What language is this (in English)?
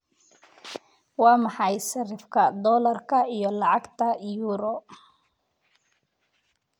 Somali